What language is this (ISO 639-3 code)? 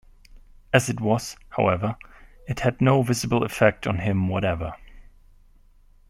eng